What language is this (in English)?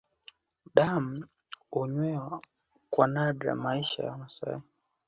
Swahili